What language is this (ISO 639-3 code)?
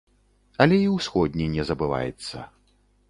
bel